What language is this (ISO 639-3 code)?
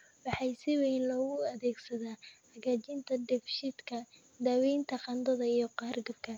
som